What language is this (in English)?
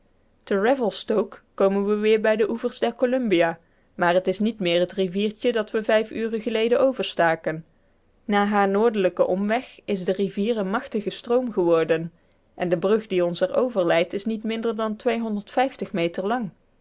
Dutch